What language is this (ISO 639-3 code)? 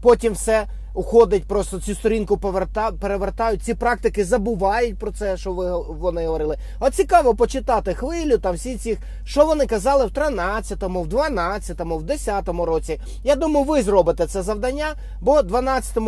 ukr